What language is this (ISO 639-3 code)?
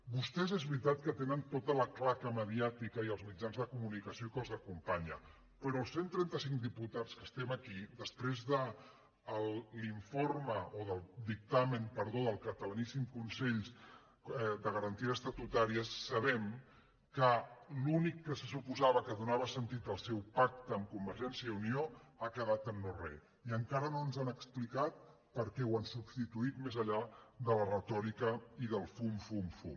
cat